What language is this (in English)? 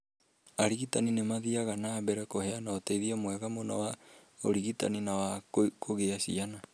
Kikuyu